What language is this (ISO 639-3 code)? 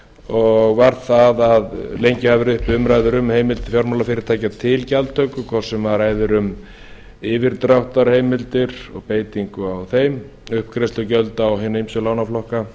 isl